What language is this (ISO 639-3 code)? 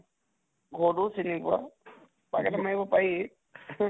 asm